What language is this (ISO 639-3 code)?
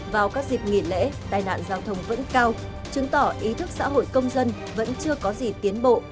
vie